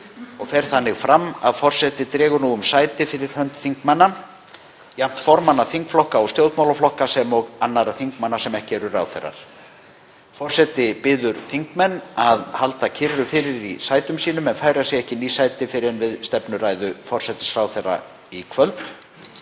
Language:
Icelandic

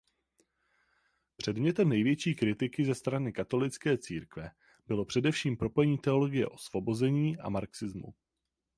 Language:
Czech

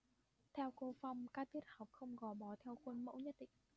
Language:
Vietnamese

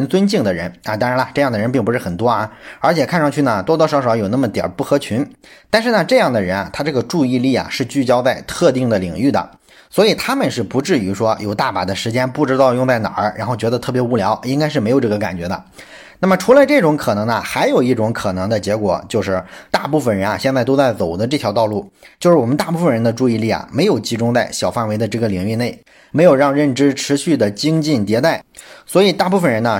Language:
Chinese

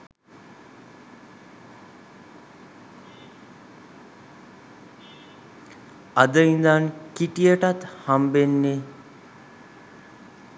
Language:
Sinhala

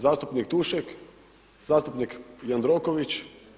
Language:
Croatian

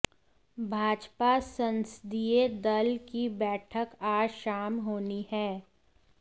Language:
Hindi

